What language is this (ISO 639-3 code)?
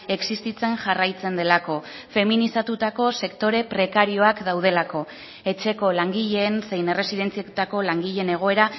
eus